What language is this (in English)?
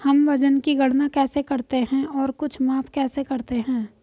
Hindi